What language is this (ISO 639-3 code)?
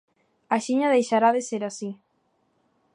glg